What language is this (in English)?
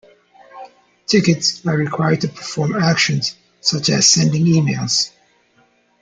English